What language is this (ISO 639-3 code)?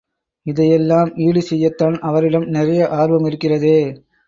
tam